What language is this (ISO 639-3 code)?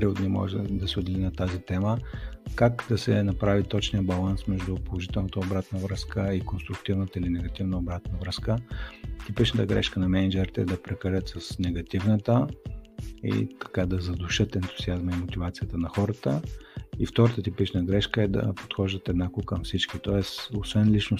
bul